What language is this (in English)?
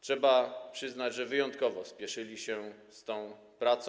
Polish